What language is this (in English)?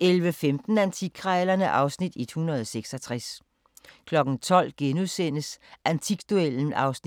Danish